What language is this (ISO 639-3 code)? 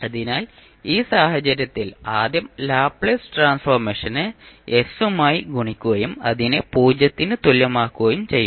mal